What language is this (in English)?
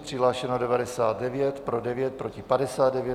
Czech